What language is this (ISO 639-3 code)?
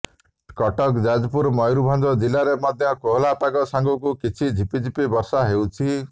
ori